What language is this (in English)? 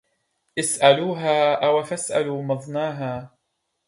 Arabic